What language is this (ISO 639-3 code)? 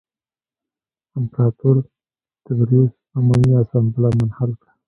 pus